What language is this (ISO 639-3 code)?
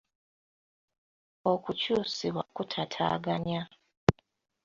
lug